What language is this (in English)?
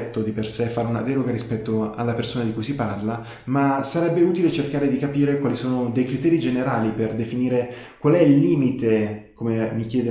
Italian